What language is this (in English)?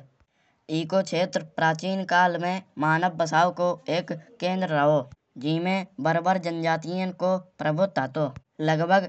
Kanauji